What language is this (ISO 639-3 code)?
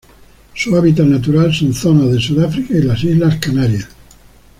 spa